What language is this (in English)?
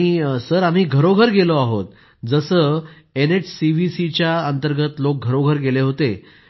Marathi